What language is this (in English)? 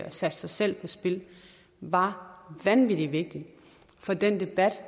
Danish